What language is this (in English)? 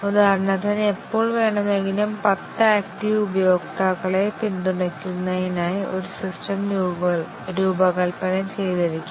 Malayalam